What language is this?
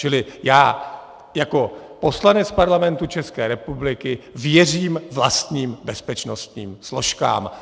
Czech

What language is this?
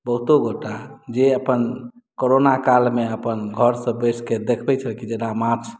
Maithili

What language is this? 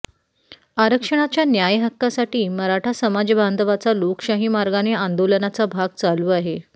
Marathi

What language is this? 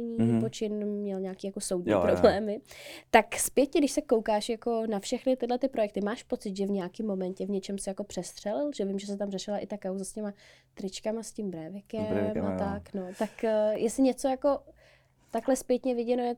Czech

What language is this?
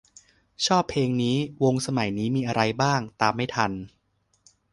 Thai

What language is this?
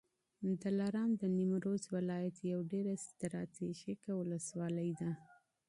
Pashto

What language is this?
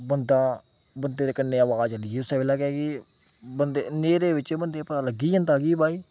Dogri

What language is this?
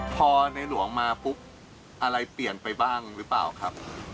Thai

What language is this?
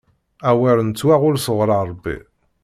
Kabyle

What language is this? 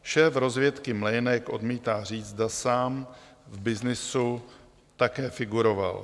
Czech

